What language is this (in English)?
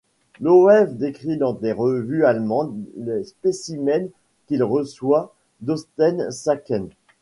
French